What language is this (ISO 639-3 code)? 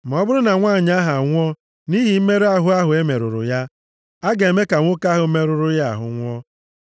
ibo